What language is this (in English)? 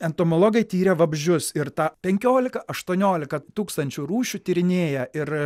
Lithuanian